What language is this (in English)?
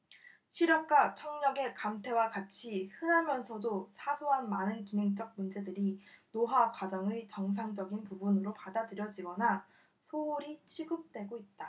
Korean